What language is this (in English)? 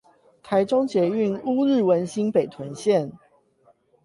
Chinese